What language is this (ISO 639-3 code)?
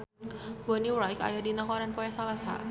sun